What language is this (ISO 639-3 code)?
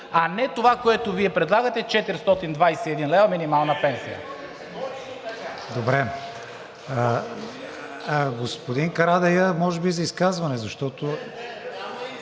bul